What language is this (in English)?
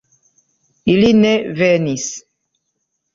Esperanto